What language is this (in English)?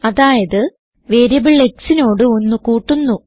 Malayalam